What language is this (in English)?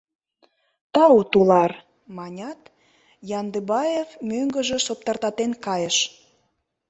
Mari